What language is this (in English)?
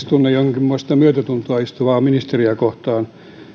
Finnish